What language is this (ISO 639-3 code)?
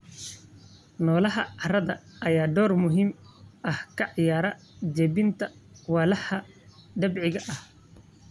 som